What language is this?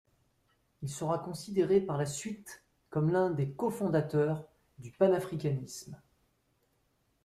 French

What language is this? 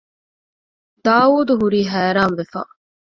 Divehi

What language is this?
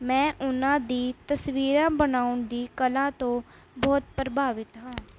Punjabi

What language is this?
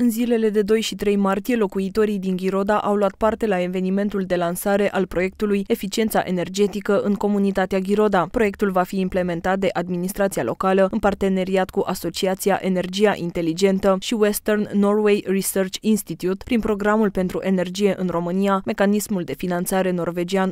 Romanian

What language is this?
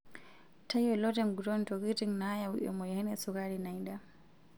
Masai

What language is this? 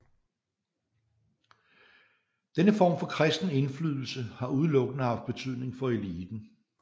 Danish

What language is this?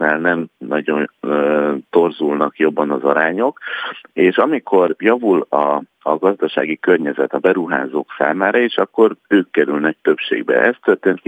Hungarian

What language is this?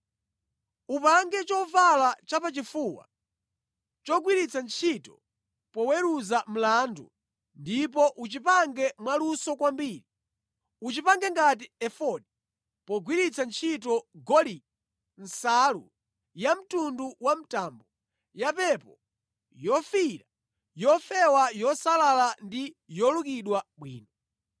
Nyanja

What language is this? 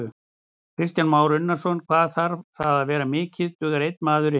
Icelandic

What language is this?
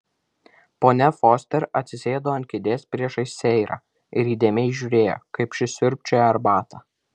Lithuanian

